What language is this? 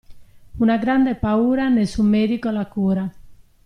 Italian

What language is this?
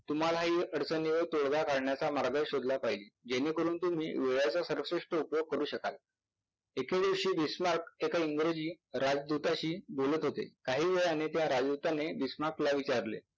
Marathi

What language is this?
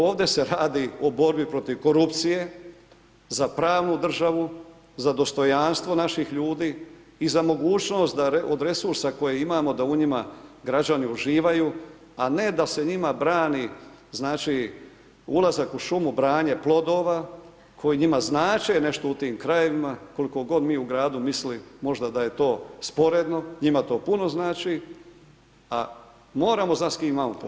Croatian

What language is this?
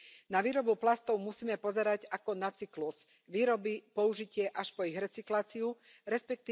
Slovak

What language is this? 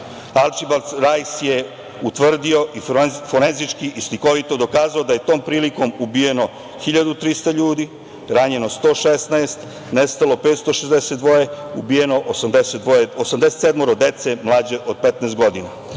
Serbian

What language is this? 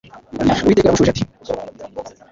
Kinyarwanda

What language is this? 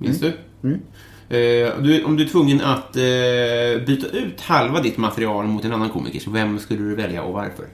Swedish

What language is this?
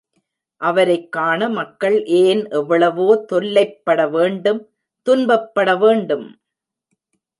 Tamil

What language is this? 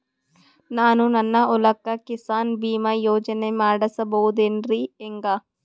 Kannada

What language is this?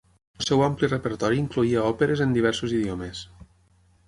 Catalan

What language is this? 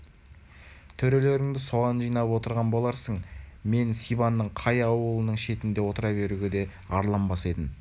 Kazakh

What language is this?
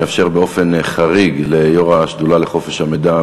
Hebrew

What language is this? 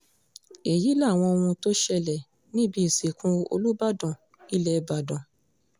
Yoruba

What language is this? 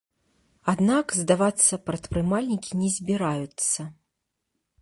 Belarusian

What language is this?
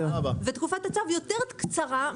Hebrew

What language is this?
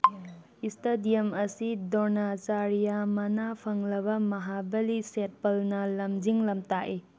Manipuri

